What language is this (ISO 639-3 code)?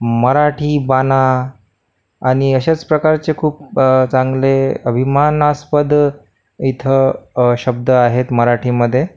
mar